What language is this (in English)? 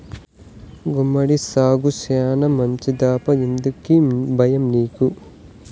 Telugu